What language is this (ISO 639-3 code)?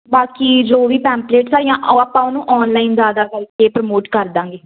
pan